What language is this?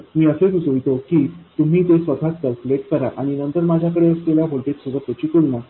Marathi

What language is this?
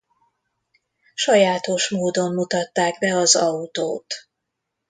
Hungarian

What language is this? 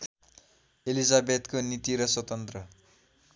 Nepali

